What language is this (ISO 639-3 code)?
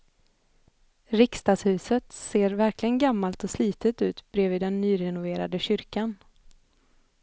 swe